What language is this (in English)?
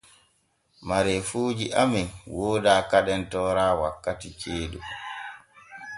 Borgu Fulfulde